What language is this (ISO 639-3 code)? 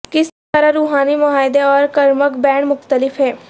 urd